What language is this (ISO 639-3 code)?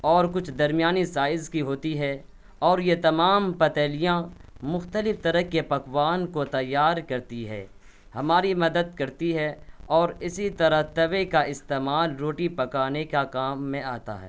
urd